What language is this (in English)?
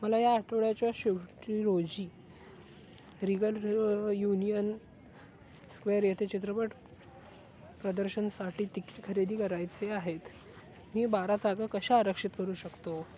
Marathi